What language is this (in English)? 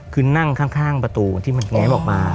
Thai